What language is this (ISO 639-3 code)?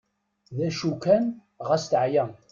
kab